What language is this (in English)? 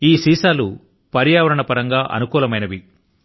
Telugu